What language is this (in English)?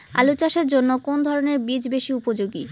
Bangla